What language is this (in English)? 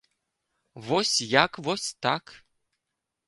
Belarusian